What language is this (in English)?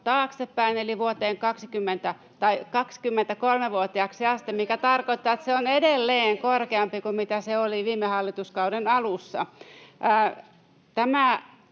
Finnish